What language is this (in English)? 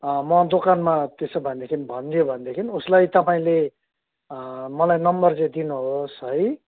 Nepali